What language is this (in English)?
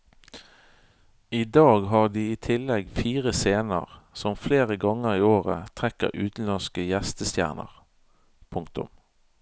Norwegian